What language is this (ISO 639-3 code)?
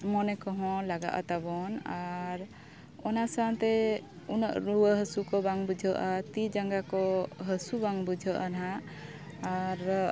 sat